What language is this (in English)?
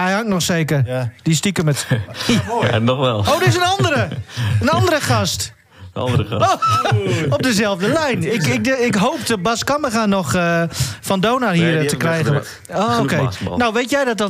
Dutch